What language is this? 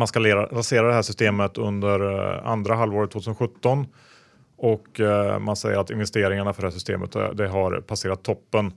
Swedish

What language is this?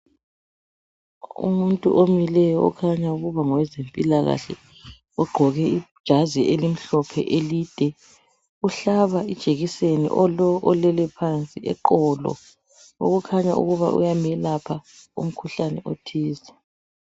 North Ndebele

